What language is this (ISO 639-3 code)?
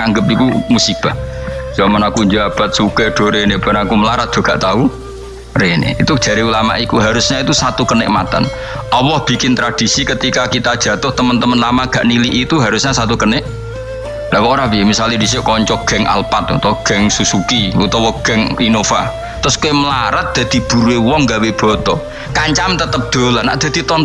ind